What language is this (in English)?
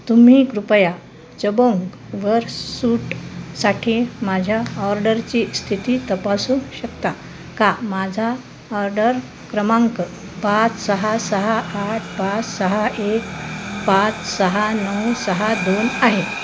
Marathi